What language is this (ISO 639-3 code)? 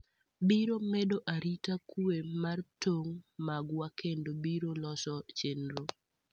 luo